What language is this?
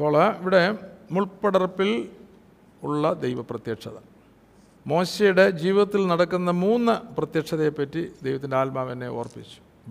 Malayalam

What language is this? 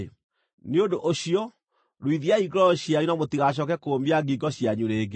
Kikuyu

